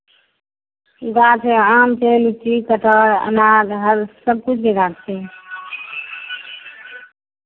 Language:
Maithili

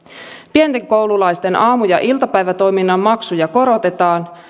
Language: Finnish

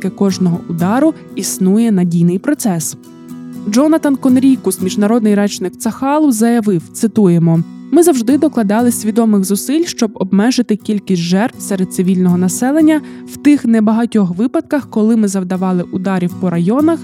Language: Ukrainian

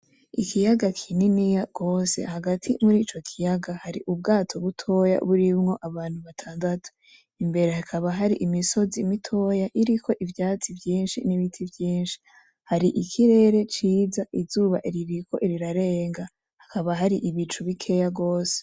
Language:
Rundi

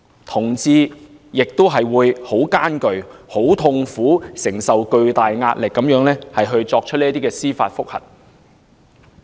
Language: Cantonese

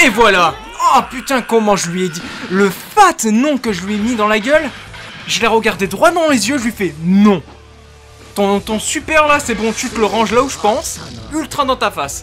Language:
French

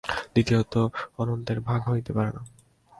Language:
Bangla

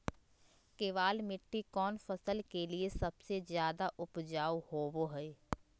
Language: Magahi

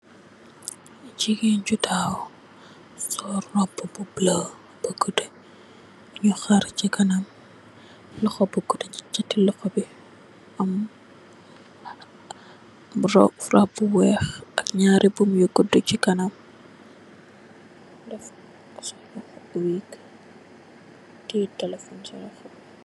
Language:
Wolof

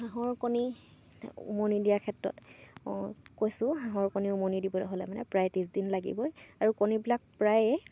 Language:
Assamese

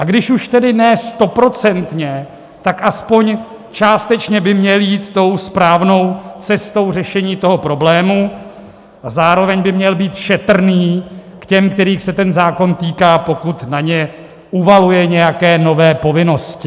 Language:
Czech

